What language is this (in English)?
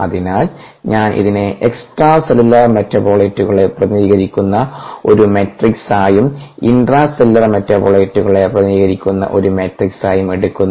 Malayalam